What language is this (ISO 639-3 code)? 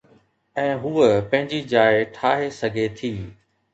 snd